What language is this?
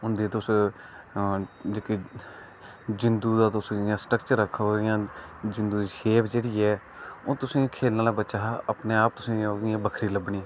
Dogri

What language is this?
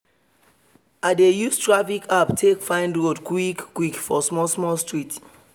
Nigerian Pidgin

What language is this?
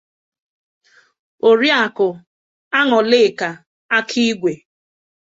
Igbo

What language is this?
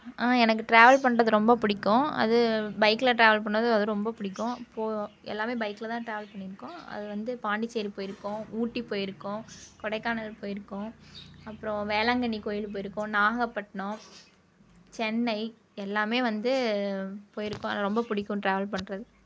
Tamil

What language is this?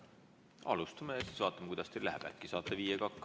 Estonian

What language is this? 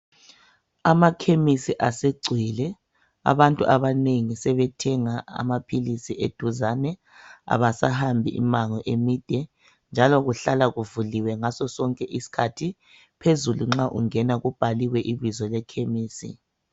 North Ndebele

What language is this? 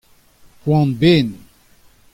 Breton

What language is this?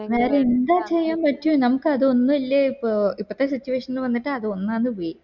Malayalam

